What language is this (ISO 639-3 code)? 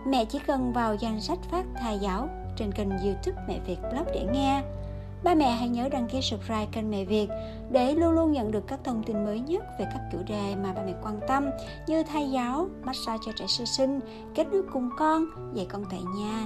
vie